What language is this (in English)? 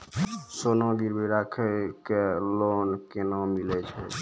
Maithili